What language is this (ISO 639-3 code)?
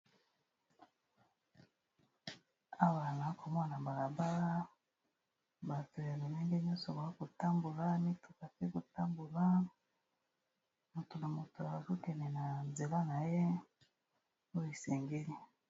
lin